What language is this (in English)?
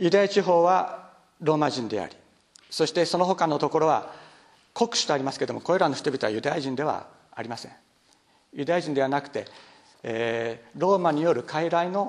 Japanese